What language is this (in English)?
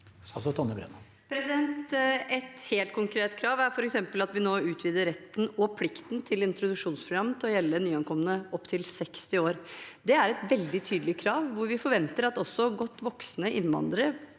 Norwegian